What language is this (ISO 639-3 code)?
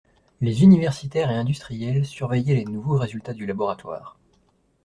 fra